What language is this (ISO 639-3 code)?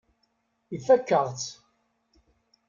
kab